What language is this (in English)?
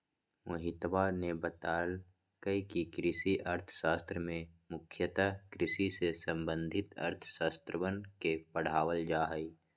Magahi